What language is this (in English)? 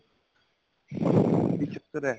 Punjabi